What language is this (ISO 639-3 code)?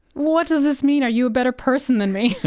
eng